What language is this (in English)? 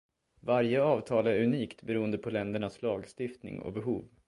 Swedish